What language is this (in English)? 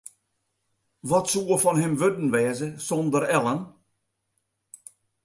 Western Frisian